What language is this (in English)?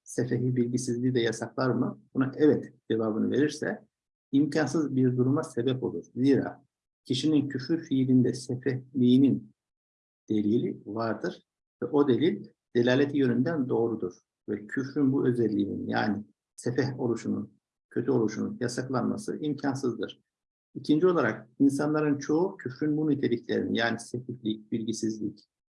Turkish